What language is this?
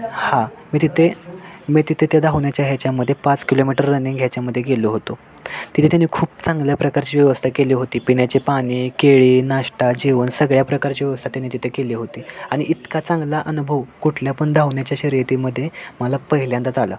Marathi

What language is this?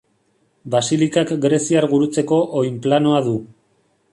Basque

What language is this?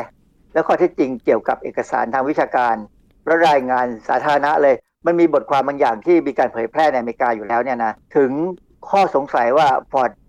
Thai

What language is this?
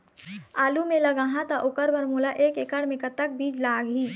Chhattisgarhi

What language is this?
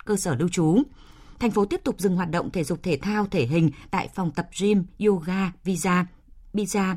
Vietnamese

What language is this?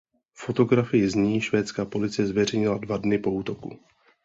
Czech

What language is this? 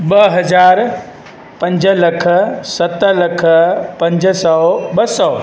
Sindhi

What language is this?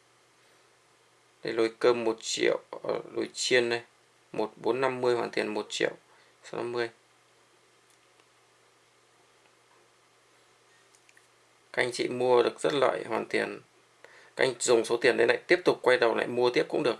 Vietnamese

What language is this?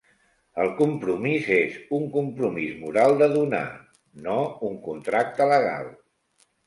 Catalan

